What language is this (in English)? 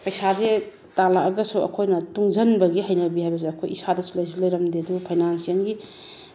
Manipuri